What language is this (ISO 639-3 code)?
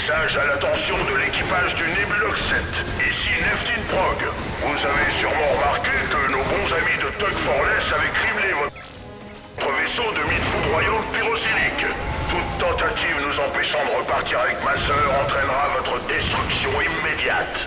fra